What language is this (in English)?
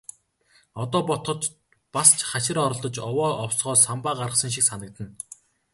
Mongolian